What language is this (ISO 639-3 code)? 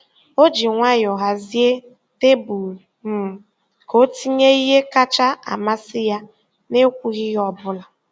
ibo